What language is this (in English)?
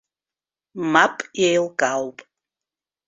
Abkhazian